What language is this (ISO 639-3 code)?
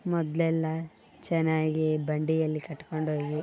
kan